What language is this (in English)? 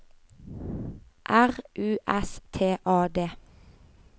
Norwegian